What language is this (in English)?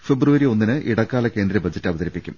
Malayalam